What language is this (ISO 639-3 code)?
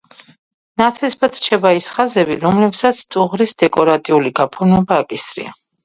kat